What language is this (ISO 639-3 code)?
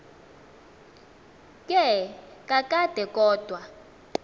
xho